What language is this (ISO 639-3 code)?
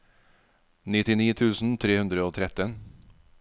nor